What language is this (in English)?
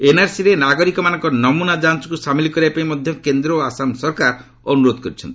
Odia